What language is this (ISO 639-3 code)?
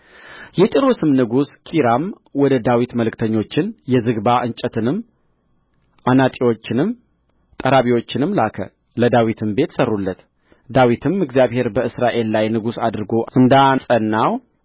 amh